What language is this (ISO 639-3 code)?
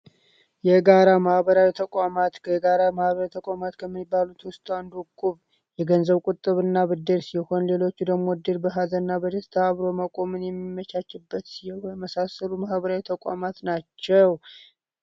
amh